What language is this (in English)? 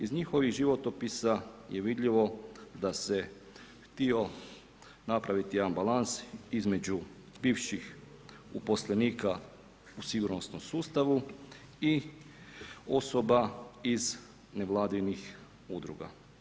Croatian